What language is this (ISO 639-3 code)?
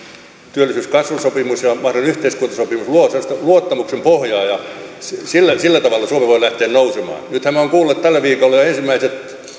fin